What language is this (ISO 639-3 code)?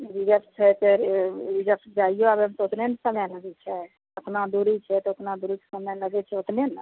mai